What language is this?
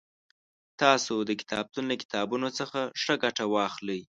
Pashto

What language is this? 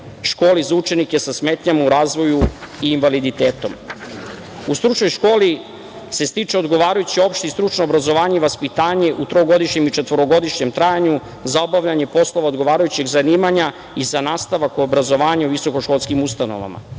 Serbian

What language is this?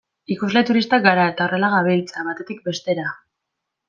Basque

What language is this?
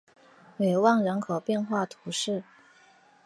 Chinese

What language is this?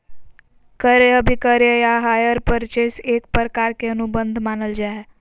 Magahi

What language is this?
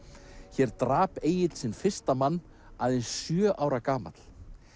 Icelandic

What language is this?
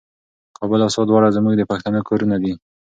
Pashto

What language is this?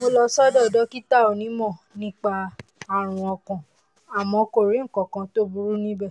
Yoruba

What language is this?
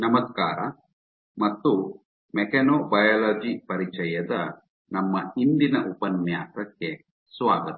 Kannada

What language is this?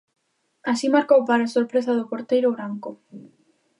Galician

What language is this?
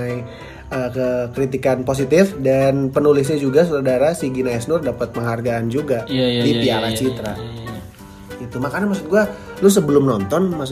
Indonesian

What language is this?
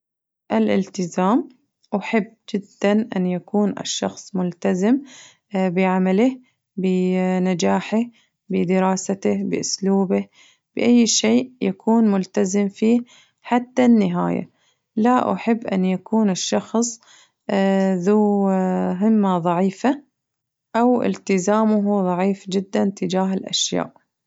Najdi Arabic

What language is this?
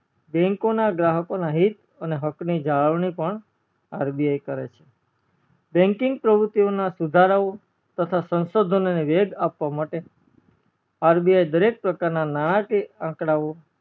Gujarati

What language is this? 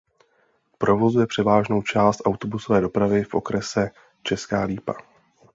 Czech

